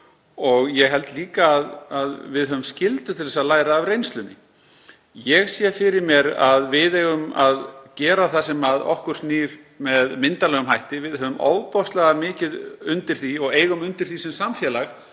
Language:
Icelandic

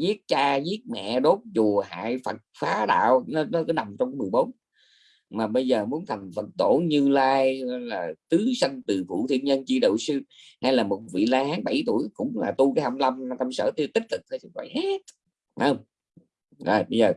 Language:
Vietnamese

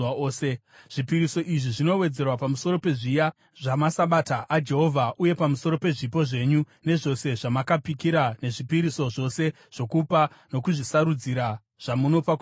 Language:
Shona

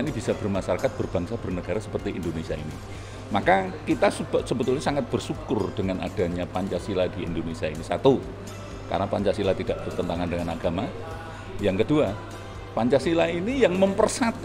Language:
Indonesian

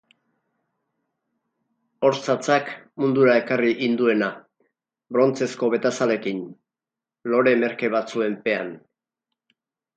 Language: Basque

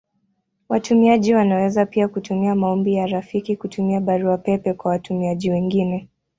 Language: Swahili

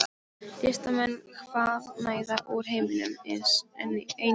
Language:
Icelandic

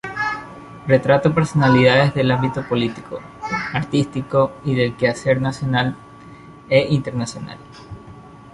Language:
Spanish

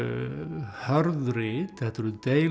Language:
Icelandic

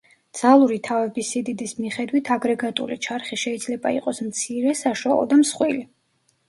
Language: Georgian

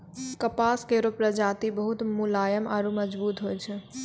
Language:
Maithili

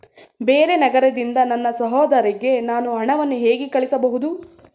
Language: Kannada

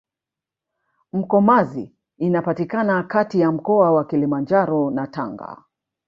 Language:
Swahili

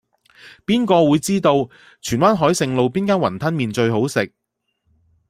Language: Cantonese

